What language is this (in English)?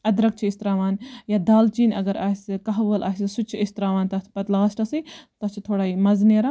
Kashmiri